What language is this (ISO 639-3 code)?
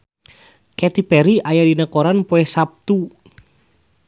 sun